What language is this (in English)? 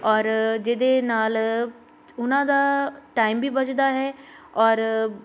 Punjabi